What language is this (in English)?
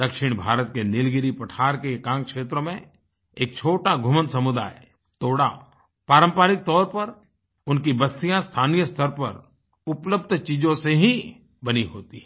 Hindi